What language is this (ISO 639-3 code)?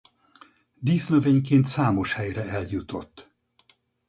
hun